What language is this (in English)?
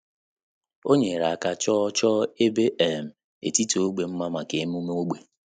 Igbo